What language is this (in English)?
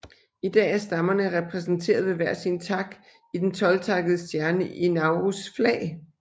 Danish